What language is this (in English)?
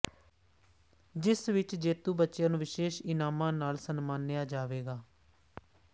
Punjabi